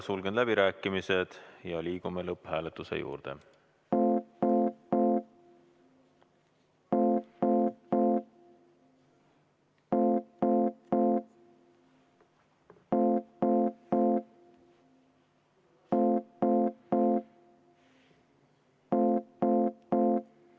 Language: Estonian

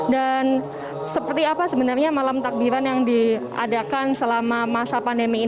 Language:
Indonesian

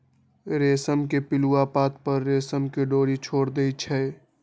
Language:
Magahi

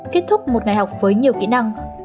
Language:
Vietnamese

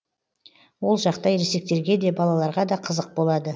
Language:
Kazakh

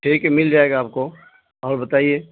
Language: Urdu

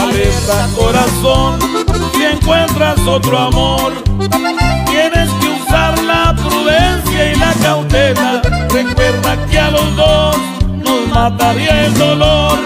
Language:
Spanish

